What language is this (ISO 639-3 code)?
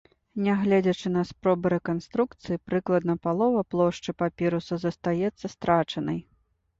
bel